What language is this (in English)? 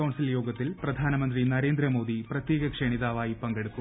Malayalam